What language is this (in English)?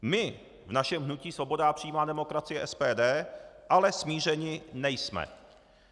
Czech